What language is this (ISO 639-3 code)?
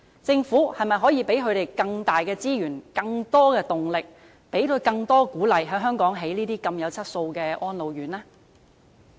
yue